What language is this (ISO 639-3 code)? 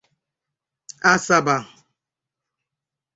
ibo